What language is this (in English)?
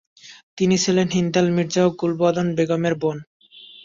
Bangla